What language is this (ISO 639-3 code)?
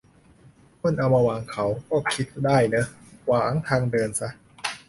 tha